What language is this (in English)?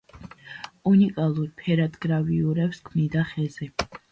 Georgian